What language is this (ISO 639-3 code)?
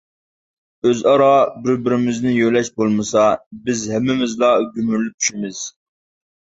uig